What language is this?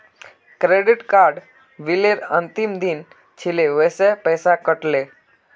Magahi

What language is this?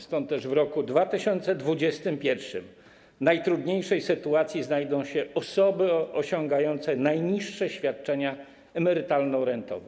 Polish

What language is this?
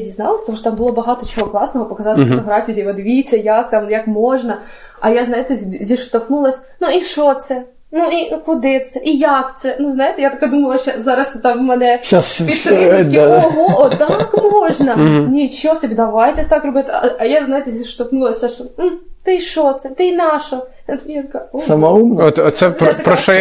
Ukrainian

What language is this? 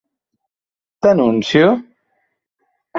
Catalan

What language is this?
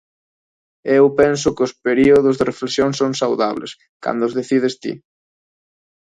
Galician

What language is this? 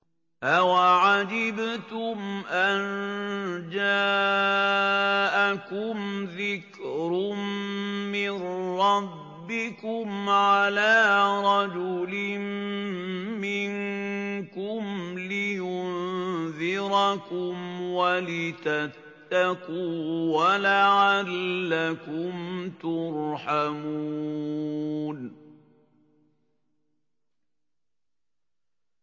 Arabic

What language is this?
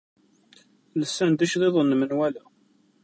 Kabyle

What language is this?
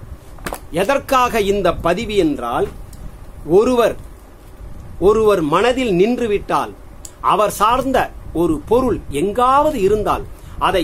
Vietnamese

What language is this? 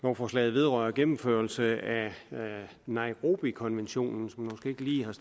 Danish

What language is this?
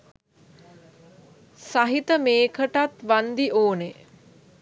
Sinhala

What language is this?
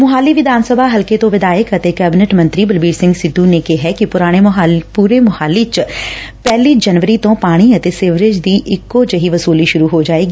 Punjabi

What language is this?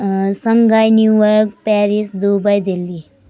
Nepali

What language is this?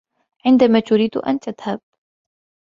Arabic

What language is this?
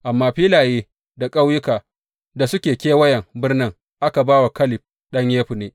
Hausa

